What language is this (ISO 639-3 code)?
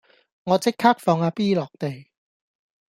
yue